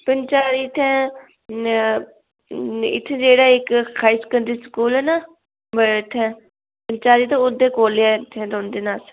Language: Dogri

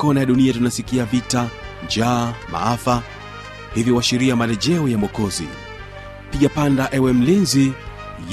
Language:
Swahili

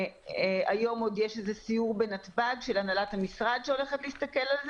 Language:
Hebrew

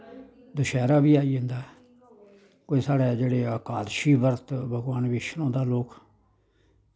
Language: Dogri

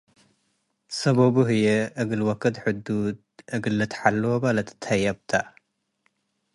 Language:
Tigre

